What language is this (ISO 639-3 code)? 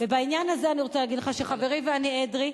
heb